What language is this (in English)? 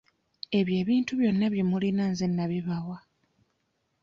Ganda